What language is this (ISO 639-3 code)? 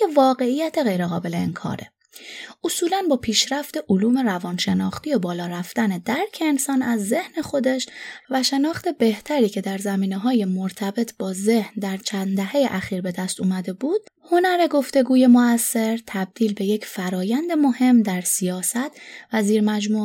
fas